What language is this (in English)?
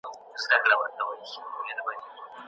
Pashto